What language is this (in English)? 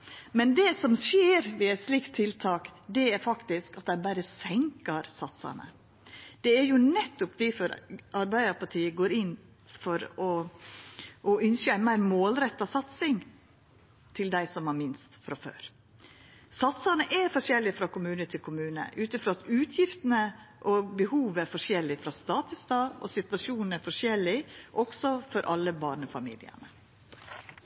Norwegian Nynorsk